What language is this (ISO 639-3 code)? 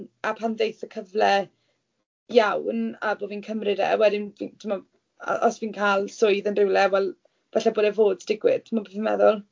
cym